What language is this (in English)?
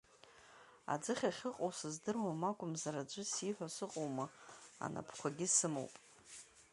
Abkhazian